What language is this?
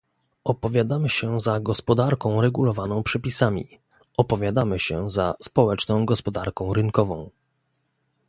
Polish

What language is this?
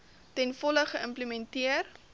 Afrikaans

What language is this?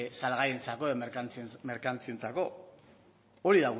Basque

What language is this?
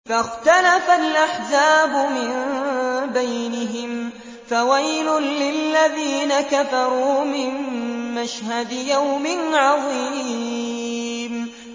Arabic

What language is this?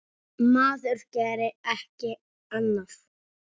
Icelandic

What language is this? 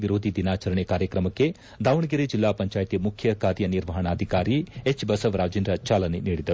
Kannada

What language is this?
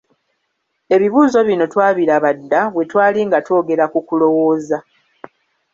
Ganda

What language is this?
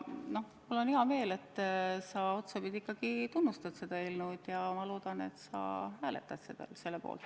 Estonian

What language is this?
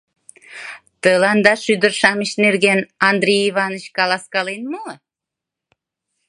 Mari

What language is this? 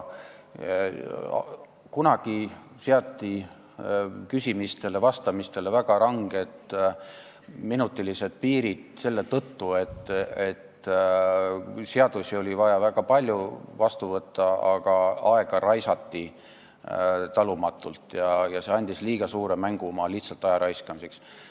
Estonian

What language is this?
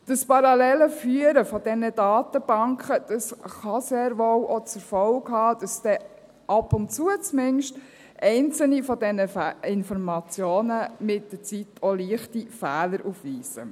Swiss German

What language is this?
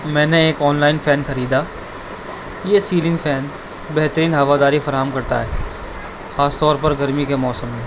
Urdu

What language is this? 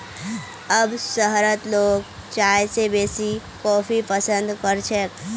Magahi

